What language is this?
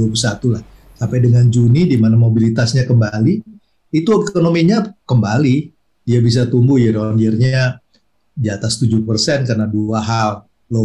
Indonesian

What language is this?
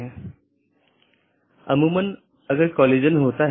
Hindi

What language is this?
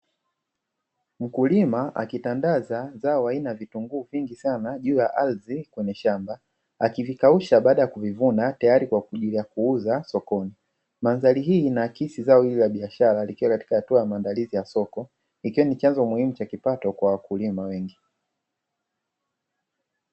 Swahili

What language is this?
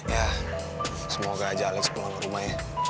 Indonesian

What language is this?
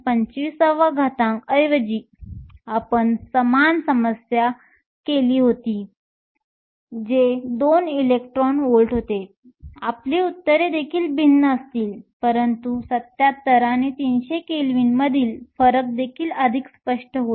Marathi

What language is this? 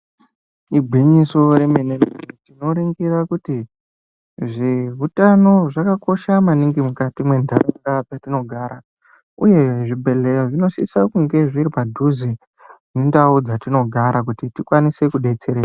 Ndau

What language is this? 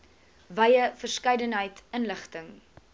Afrikaans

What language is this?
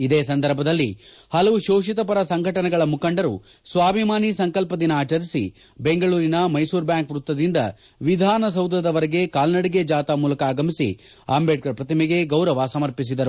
Kannada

